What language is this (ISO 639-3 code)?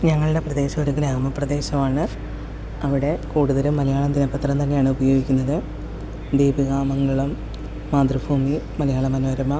mal